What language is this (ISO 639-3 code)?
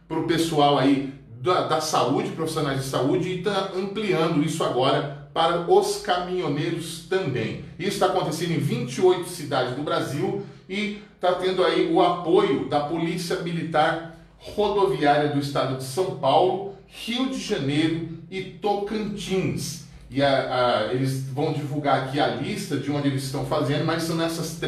por